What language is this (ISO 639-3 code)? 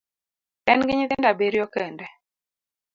luo